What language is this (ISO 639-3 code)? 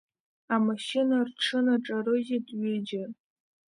abk